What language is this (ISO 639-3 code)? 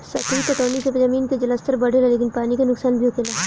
bho